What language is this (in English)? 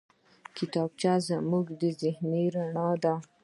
Pashto